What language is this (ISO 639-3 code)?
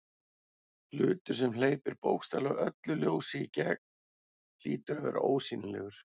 isl